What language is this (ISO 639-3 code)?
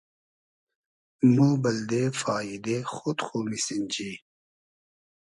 haz